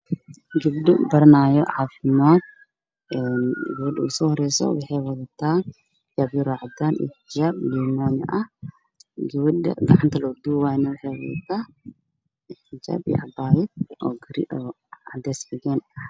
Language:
Somali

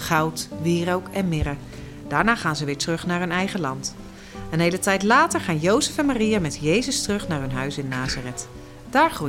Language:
Dutch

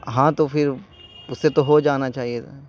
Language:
Urdu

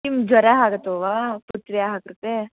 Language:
Sanskrit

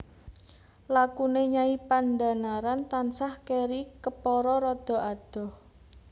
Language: Javanese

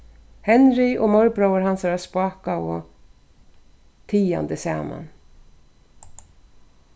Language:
Faroese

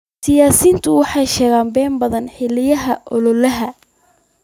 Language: Somali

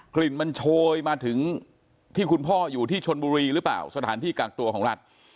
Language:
Thai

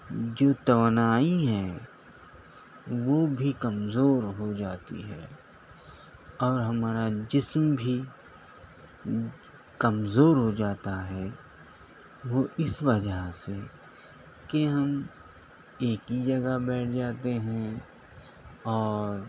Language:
Urdu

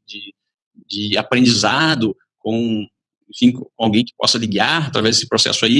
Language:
Portuguese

